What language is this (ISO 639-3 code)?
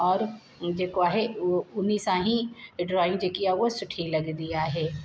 snd